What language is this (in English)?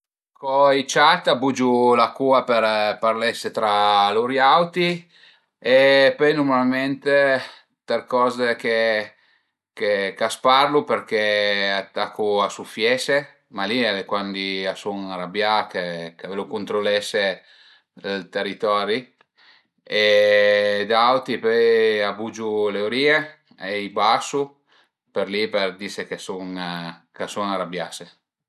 Piedmontese